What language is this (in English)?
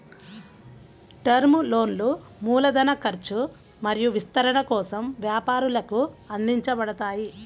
Telugu